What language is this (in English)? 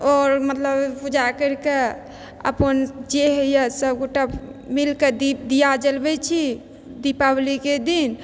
Maithili